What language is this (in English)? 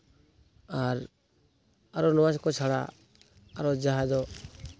Santali